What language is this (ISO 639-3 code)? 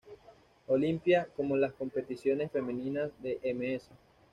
spa